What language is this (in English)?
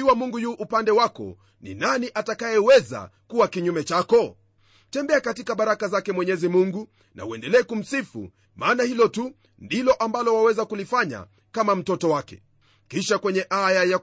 Swahili